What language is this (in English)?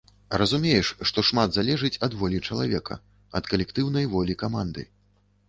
Belarusian